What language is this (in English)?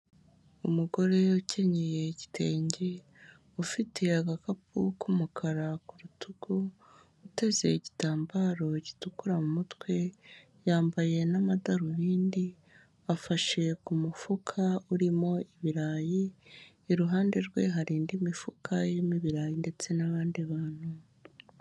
Kinyarwanda